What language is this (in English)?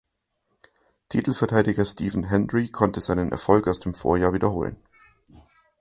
German